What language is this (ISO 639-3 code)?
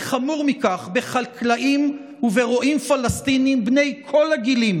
heb